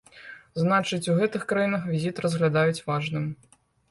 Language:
Belarusian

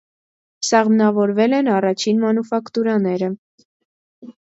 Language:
Armenian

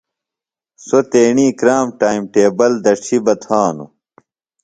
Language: Phalura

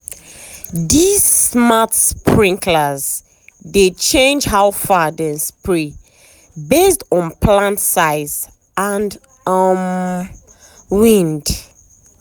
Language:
Nigerian Pidgin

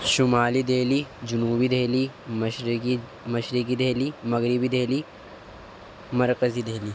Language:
Urdu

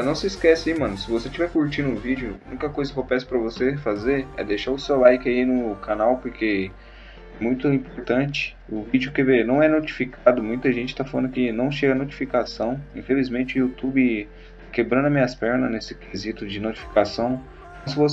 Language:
Portuguese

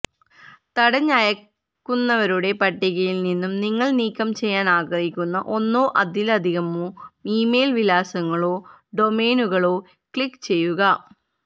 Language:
Malayalam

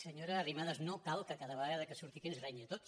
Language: Catalan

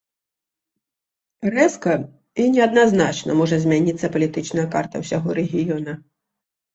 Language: Belarusian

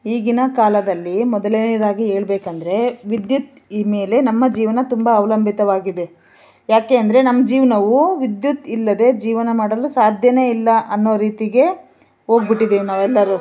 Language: Kannada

